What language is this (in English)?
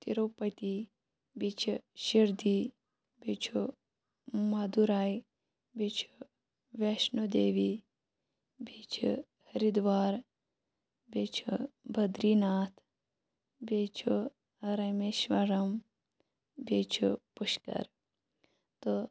Kashmiri